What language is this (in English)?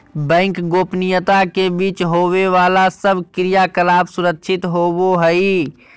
Magahi